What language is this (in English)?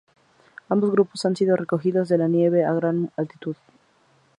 Spanish